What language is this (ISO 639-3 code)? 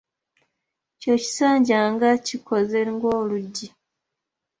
lug